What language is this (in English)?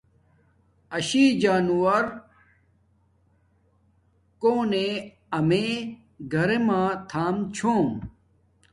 Domaaki